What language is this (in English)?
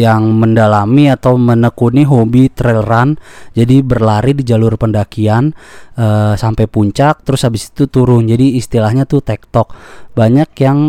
Indonesian